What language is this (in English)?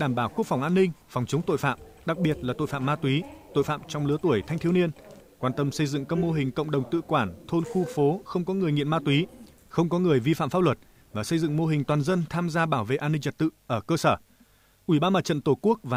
Vietnamese